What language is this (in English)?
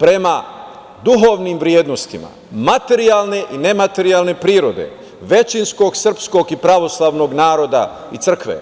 Serbian